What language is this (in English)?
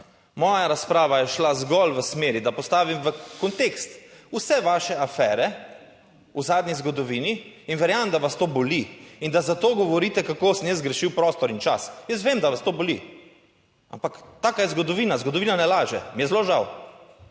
Slovenian